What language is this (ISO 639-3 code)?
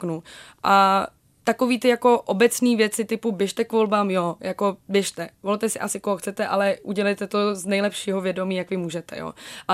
ces